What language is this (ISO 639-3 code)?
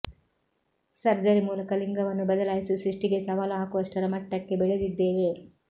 kan